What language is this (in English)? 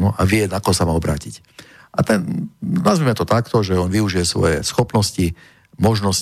Slovak